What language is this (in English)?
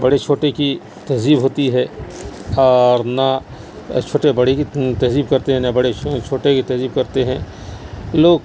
Urdu